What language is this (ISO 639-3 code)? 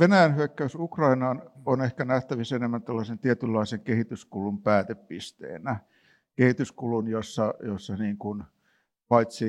fin